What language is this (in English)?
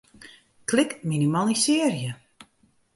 Western Frisian